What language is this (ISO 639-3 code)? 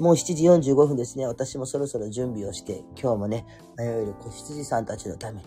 jpn